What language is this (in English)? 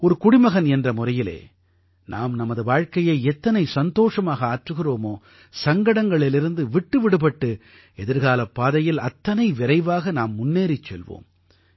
Tamil